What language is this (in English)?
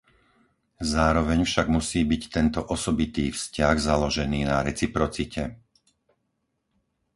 Slovak